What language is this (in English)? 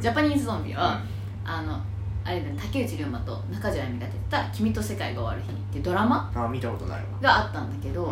Japanese